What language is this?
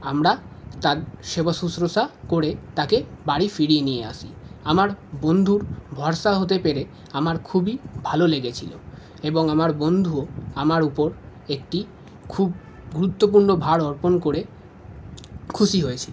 Bangla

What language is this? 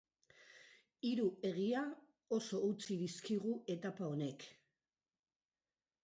Basque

